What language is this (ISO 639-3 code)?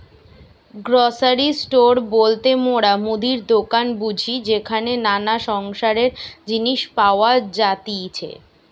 ben